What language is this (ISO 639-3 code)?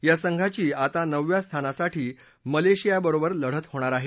mar